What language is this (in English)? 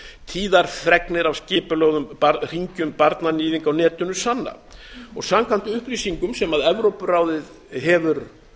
Icelandic